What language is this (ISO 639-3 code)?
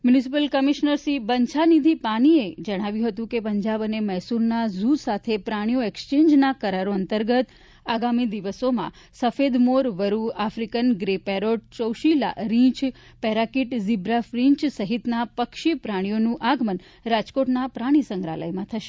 guj